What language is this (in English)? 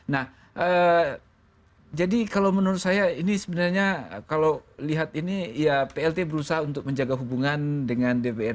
Indonesian